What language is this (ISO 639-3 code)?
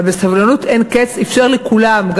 heb